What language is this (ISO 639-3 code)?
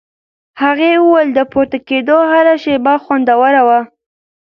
pus